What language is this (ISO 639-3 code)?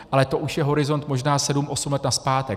ces